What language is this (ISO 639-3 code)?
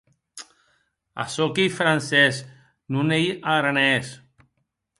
oci